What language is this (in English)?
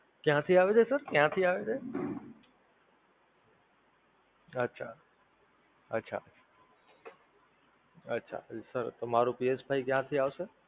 Gujarati